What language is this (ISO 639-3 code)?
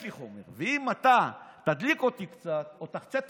heb